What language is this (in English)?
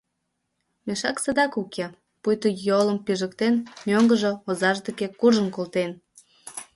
Mari